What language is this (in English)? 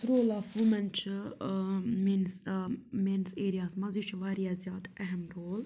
Kashmiri